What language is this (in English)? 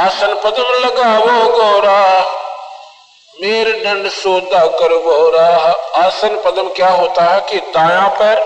Hindi